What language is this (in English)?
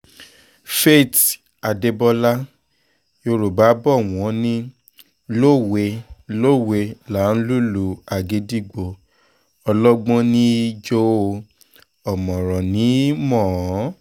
Yoruba